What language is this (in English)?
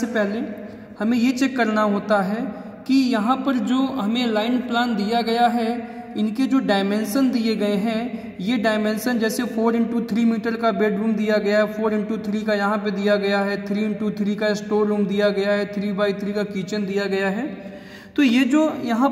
Hindi